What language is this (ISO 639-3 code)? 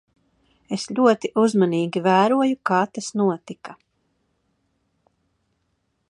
lav